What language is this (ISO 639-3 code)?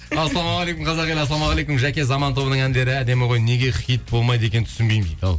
kaz